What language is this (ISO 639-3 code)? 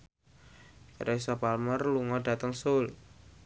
jav